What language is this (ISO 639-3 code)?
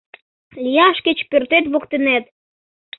chm